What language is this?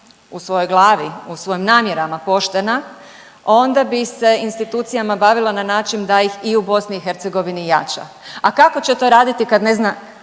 Croatian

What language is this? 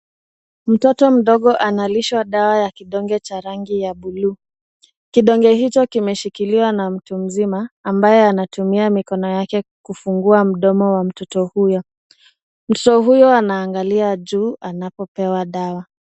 Swahili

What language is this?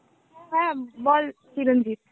Bangla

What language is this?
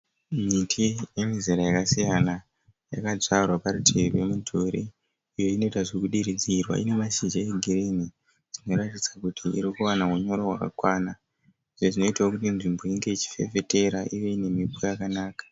Shona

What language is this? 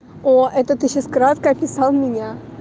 Russian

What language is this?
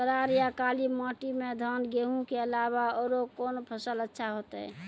Maithili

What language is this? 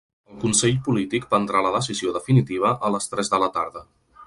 Catalan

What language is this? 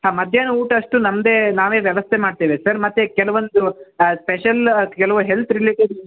Kannada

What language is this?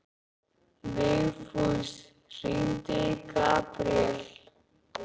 Icelandic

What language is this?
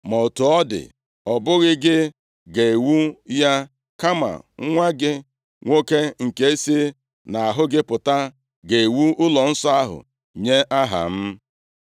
Igbo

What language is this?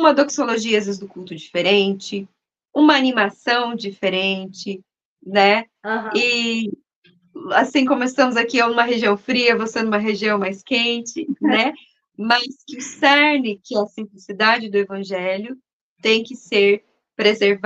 Portuguese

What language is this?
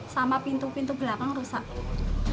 Indonesian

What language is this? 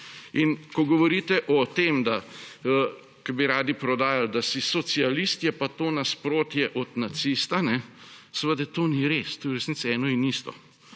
Slovenian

